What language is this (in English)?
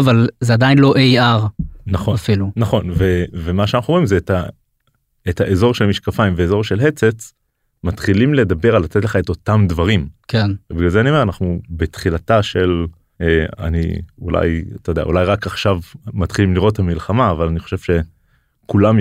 Hebrew